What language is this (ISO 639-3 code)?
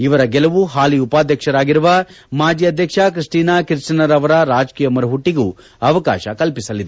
kan